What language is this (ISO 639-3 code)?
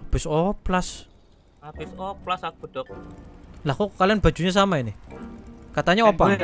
ind